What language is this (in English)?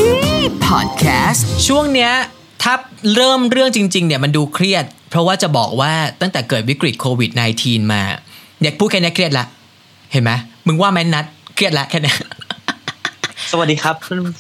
Thai